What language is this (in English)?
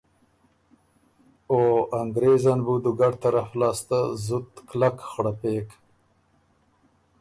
Ormuri